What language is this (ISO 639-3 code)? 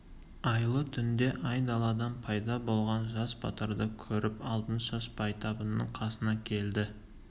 kaz